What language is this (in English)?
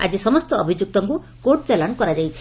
Odia